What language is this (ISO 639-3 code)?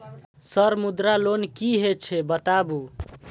mai